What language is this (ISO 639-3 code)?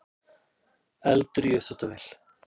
isl